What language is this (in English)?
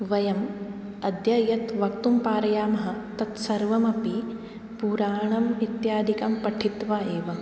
Sanskrit